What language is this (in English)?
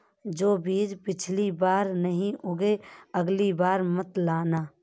Hindi